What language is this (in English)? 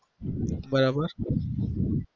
Gujarati